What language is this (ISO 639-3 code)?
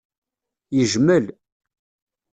kab